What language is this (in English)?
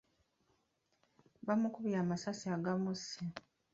Ganda